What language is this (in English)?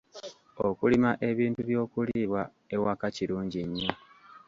Ganda